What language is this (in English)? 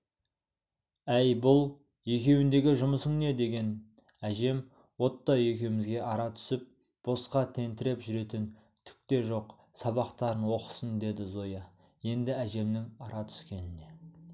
Kazakh